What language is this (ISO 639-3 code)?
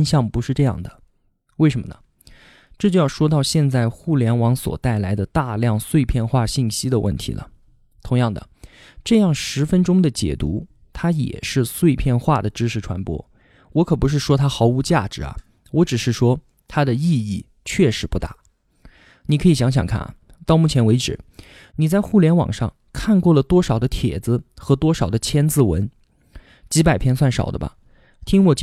zho